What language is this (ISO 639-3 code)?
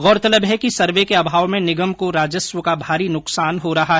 hin